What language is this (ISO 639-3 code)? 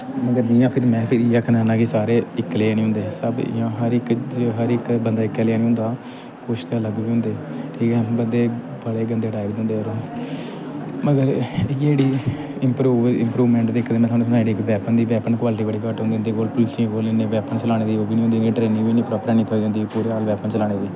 doi